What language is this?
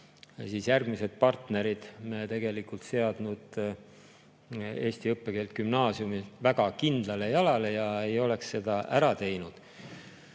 Estonian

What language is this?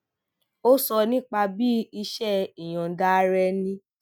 Yoruba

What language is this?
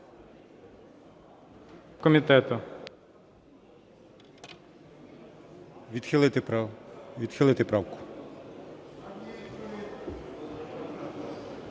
Ukrainian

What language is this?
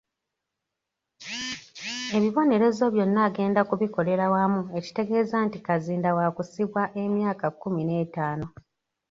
Ganda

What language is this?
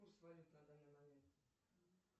Russian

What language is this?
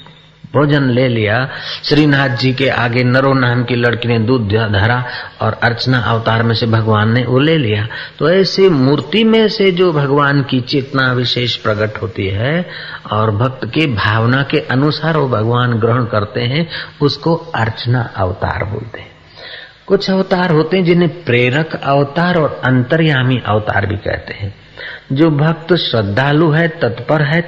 Hindi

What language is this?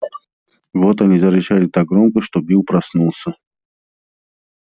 Russian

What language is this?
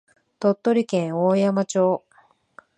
Japanese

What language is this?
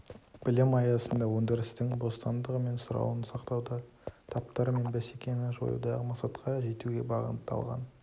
Kazakh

